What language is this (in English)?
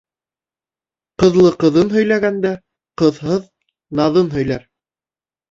Bashkir